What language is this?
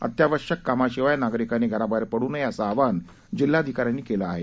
Marathi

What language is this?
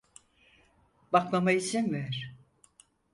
Turkish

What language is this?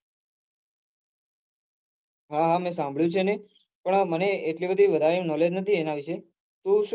Gujarati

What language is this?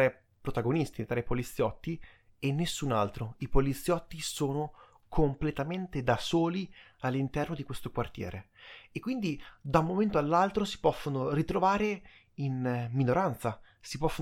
Italian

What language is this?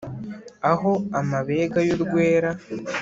Kinyarwanda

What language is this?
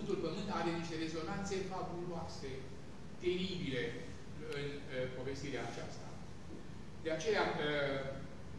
Romanian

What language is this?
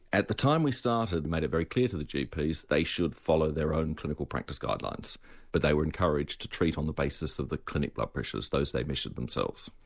English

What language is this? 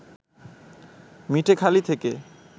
Bangla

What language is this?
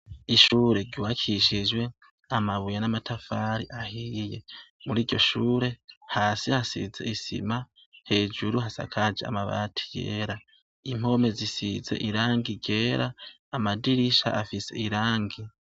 Rundi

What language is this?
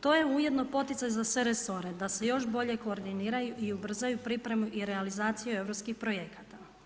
Croatian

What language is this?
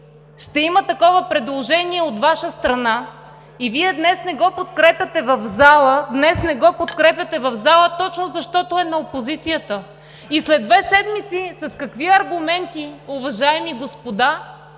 Bulgarian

